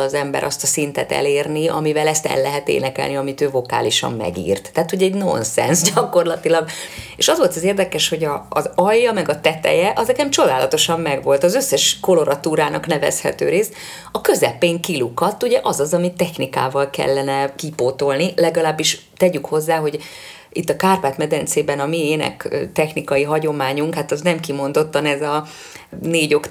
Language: Hungarian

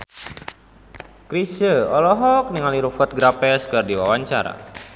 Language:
Sundanese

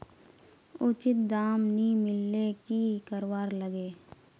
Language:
Magahi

